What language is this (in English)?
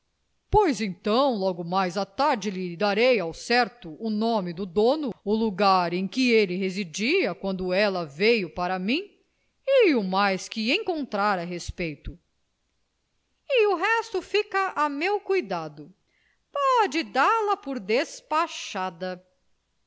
Portuguese